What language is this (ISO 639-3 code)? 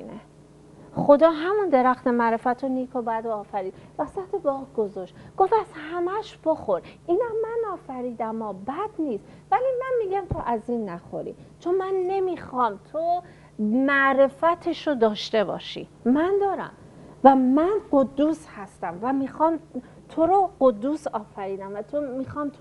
fas